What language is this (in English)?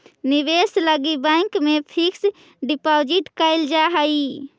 Magahi